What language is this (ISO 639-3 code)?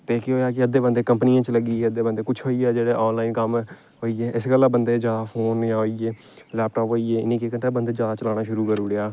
doi